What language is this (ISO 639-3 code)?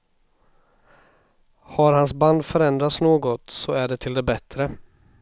swe